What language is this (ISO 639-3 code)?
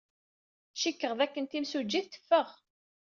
kab